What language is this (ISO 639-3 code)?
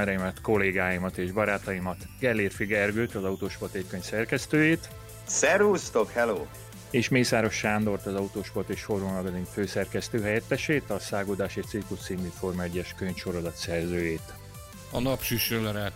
hun